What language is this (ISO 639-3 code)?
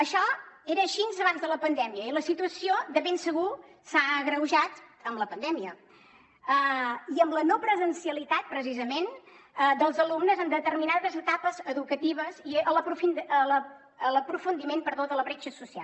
cat